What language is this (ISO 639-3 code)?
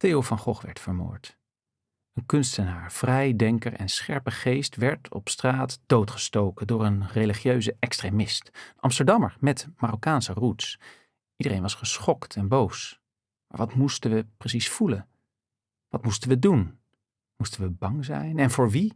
nld